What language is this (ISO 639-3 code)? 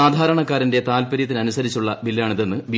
mal